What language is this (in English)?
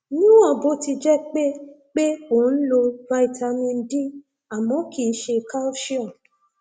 Yoruba